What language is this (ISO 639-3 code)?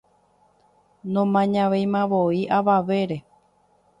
grn